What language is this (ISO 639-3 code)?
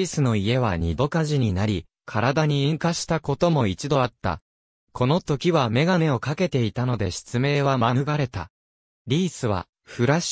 jpn